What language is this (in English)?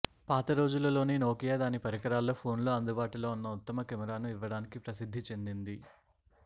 Telugu